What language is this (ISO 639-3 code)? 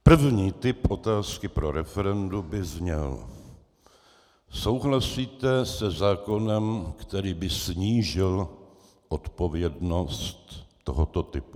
ces